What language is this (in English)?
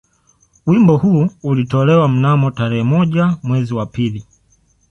Swahili